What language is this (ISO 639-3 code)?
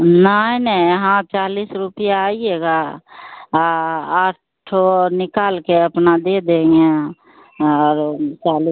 hin